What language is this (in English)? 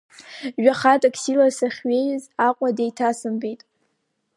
Abkhazian